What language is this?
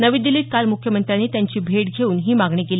Marathi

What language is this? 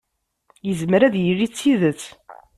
Kabyle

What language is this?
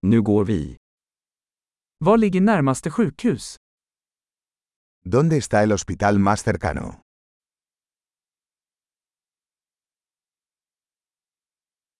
Swedish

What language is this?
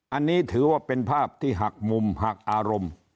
Thai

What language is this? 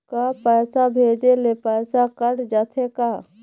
Chhattisgarhi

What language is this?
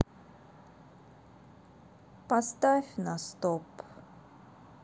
Russian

